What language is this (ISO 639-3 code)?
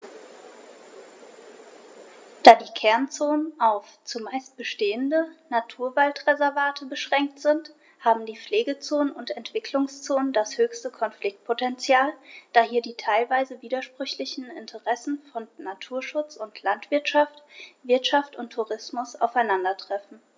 deu